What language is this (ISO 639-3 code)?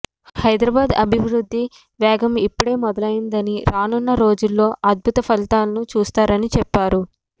tel